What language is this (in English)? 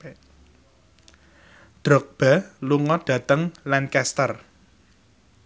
Javanese